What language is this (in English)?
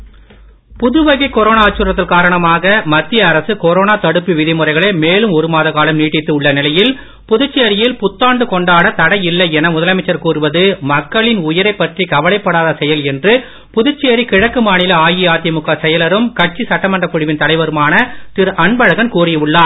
Tamil